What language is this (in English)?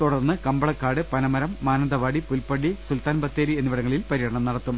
Malayalam